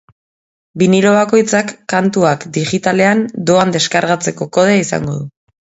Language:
Basque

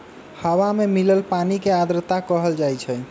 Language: Magahi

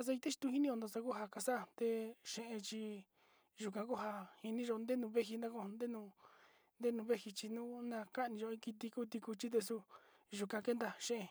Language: Sinicahua Mixtec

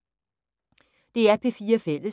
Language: Danish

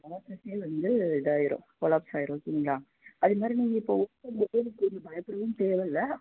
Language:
Tamil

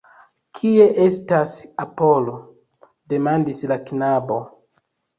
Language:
Esperanto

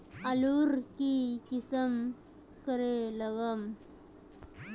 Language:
Magahi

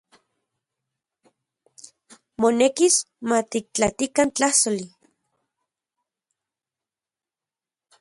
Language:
Central Puebla Nahuatl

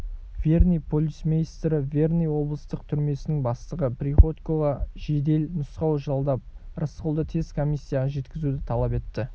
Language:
Kazakh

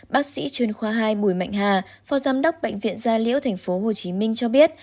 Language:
Vietnamese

